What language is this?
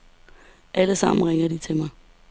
Danish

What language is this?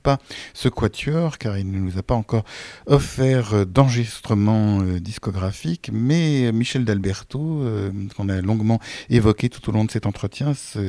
French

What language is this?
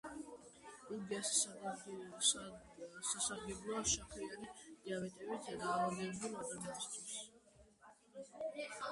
Georgian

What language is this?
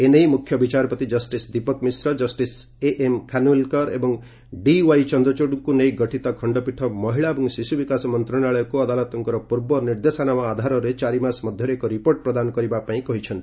Odia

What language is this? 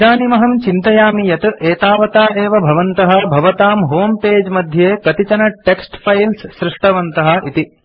Sanskrit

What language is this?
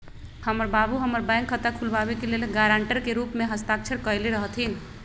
Magahi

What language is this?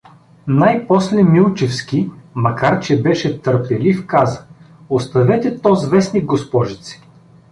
Bulgarian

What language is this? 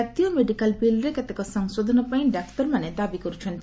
Odia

